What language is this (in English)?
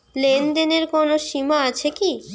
Bangla